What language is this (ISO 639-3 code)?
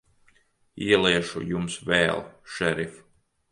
lav